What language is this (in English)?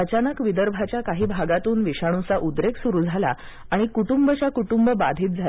Marathi